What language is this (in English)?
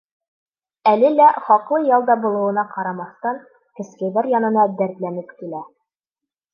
Bashkir